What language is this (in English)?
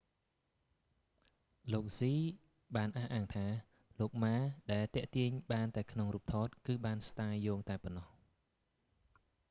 Khmer